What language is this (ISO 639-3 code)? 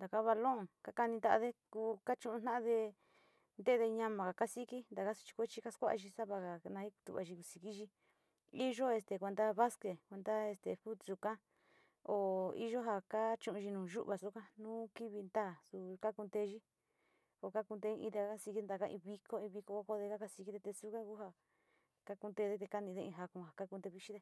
xti